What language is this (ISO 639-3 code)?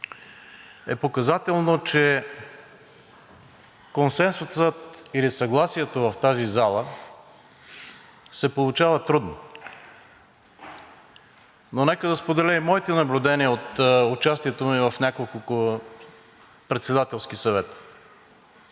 bul